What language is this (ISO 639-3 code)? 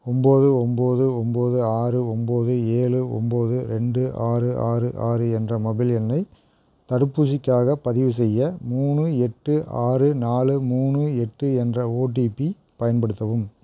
tam